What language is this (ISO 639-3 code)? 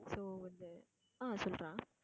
tam